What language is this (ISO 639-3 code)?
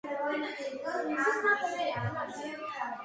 kat